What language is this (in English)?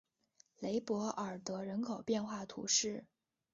Chinese